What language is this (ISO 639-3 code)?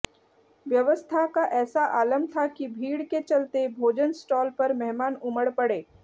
hin